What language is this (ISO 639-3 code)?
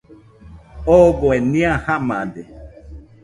hux